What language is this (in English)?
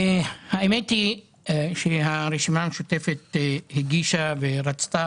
Hebrew